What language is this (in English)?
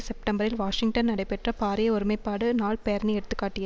Tamil